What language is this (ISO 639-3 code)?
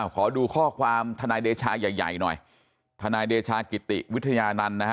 tha